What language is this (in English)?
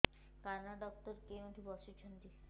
Odia